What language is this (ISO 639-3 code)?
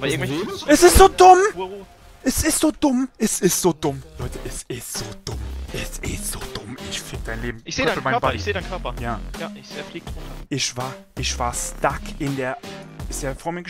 deu